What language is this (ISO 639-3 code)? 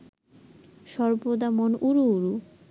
ben